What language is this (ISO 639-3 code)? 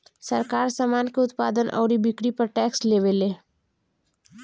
bho